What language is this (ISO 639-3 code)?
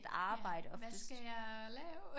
dan